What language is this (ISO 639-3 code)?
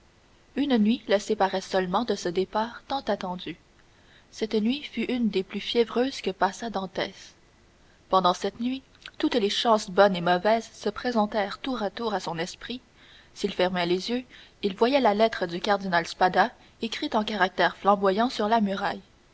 fra